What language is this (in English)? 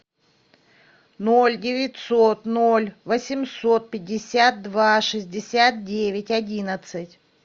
Russian